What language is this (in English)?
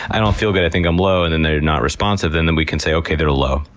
English